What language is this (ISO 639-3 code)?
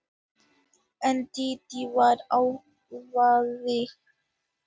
isl